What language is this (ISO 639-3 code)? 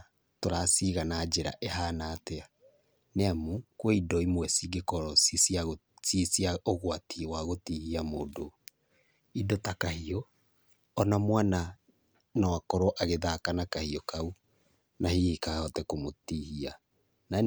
kik